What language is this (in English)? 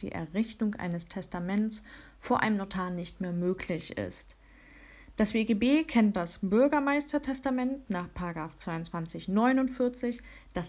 German